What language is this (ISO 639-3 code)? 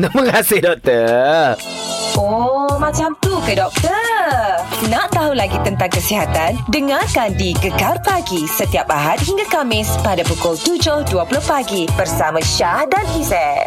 msa